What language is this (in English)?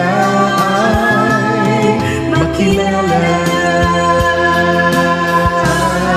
Thai